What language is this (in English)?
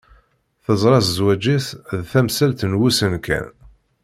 Kabyle